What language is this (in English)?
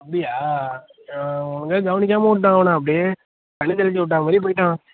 Tamil